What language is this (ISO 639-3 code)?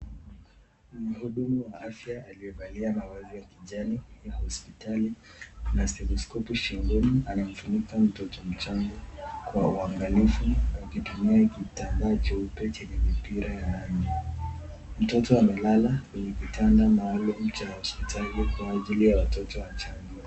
swa